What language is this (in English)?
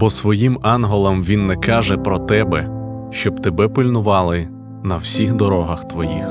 Ukrainian